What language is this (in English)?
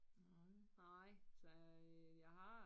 Danish